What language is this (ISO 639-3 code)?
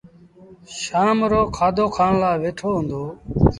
sbn